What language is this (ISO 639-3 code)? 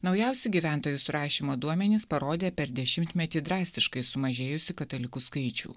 lit